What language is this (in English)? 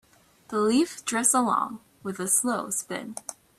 English